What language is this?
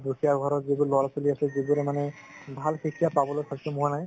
Assamese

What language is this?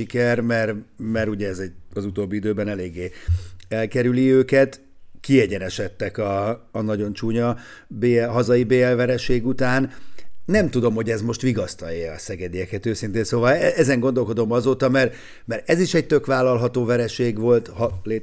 Hungarian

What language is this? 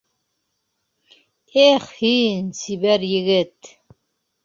Bashkir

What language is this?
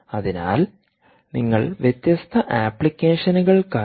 Malayalam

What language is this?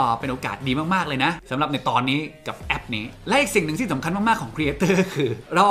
Thai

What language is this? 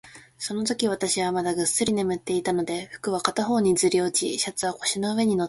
Japanese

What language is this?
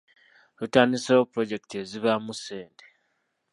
Ganda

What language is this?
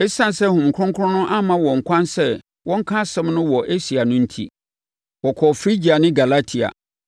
Akan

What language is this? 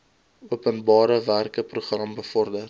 Afrikaans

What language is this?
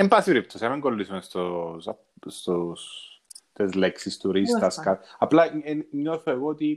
Greek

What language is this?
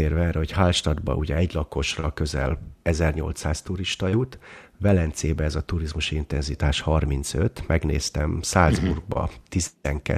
Hungarian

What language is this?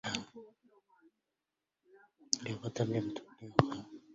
Arabic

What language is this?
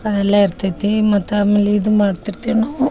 Kannada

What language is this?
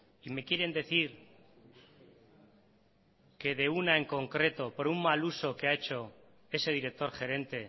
Spanish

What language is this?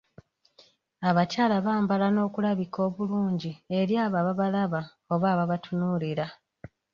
Ganda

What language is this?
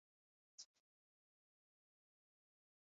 Basque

